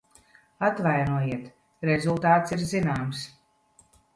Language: Latvian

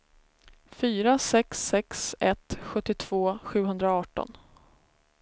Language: Swedish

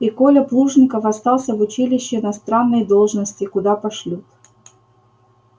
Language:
Russian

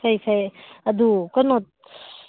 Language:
Manipuri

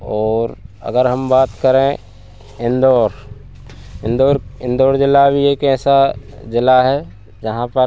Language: Hindi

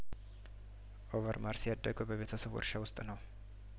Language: Amharic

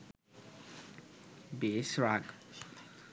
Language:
Bangla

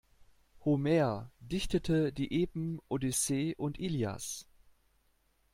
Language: German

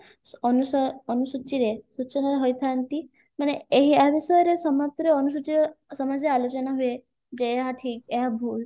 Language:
Odia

